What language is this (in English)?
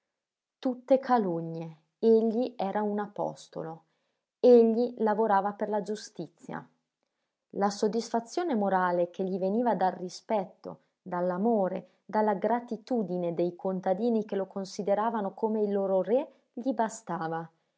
Italian